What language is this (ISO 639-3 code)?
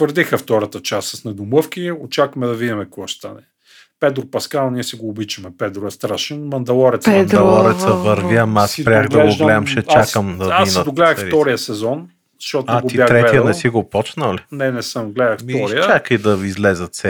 bul